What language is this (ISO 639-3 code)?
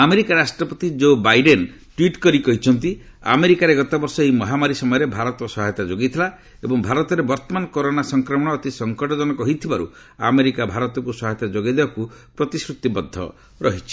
ori